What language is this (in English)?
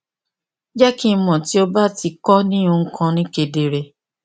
Yoruba